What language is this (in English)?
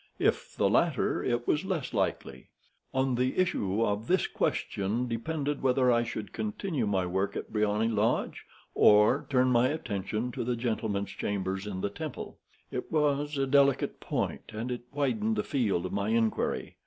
English